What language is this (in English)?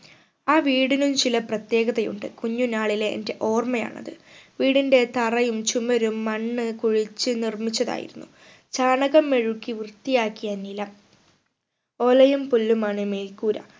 Malayalam